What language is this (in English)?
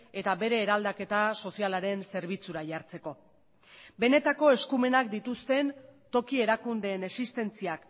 Basque